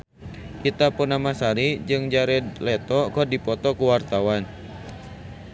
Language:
Sundanese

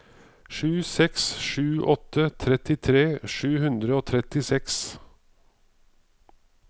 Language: Norwegian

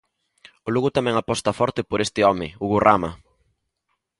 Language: Galician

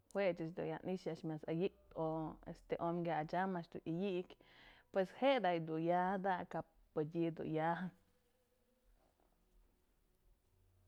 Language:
Mazatlán Mixe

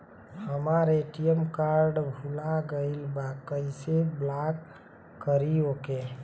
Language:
Bhojpuri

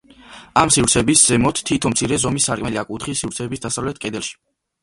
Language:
Georgian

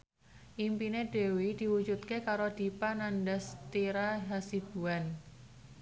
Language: Javanese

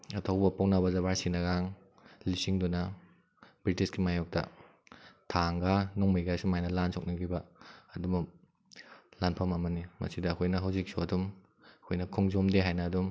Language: Manipuri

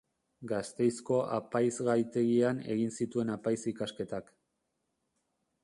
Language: Basque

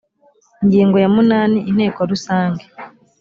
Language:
Kinyarwanda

